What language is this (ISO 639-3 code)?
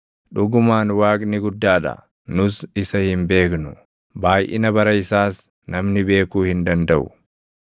orm